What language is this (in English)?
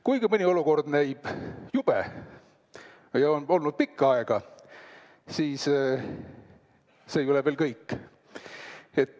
Estonian